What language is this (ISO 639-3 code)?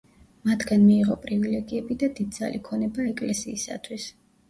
kat